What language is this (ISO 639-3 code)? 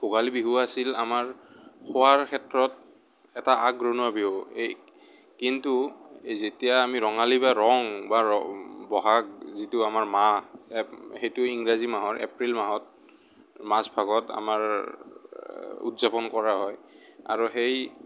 asm